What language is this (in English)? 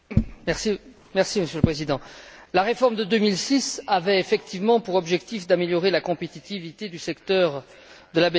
French